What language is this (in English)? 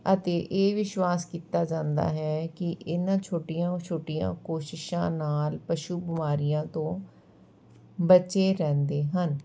Punjabi